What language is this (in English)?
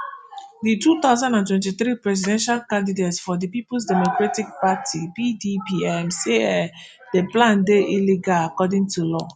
Nigerian Pidgin